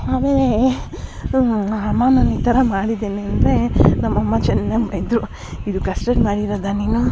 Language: Kannada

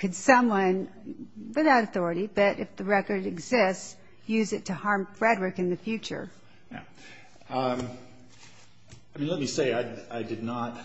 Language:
English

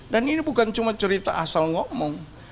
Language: Indonesian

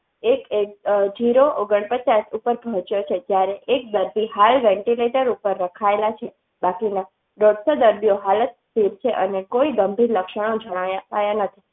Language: Gujarati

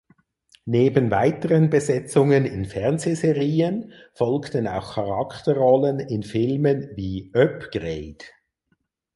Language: German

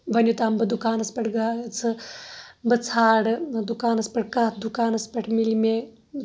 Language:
Kashmiri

